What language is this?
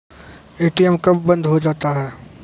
Maithili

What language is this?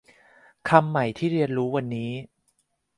Thai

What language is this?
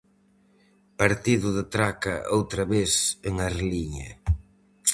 Galician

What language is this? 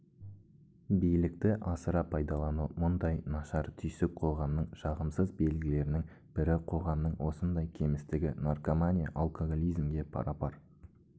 Kazakh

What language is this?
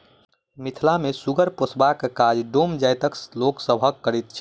Maithili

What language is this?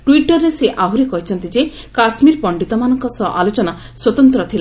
Odia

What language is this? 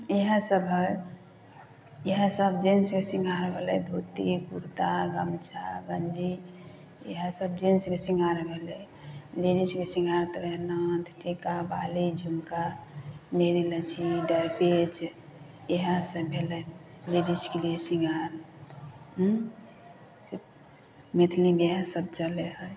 Maithili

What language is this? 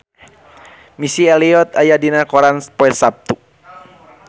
Sundanese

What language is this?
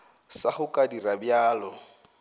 Northern Sotho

